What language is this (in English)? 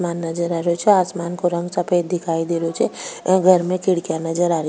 Rajasthani